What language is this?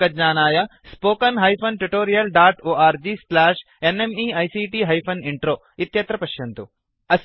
Sanskrit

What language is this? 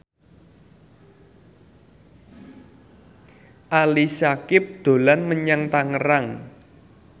Javanese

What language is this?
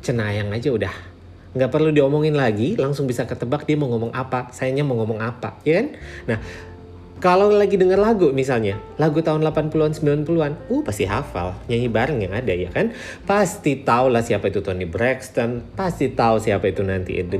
Indonesian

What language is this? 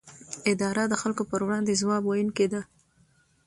Pashto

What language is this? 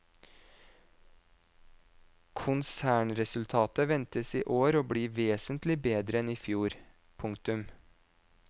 Norwegian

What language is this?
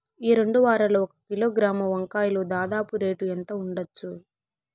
Telugu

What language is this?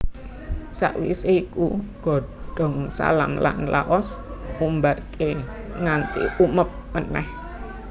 Javanese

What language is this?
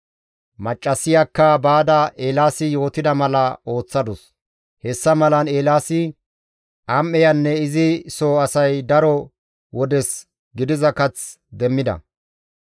Gamo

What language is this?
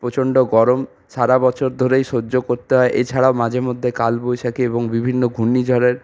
Bangla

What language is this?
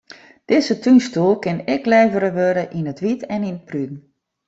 Western Frisian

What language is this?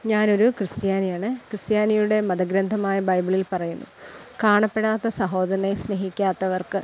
Malayalam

